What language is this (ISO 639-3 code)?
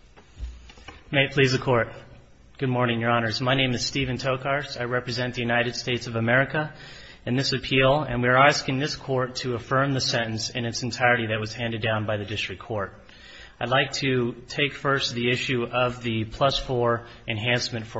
eng